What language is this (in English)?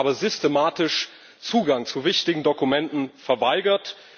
German